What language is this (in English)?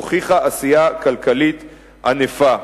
Hebrew